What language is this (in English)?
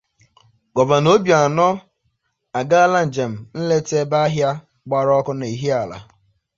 Igbo